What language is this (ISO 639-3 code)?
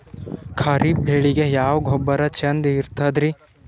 kan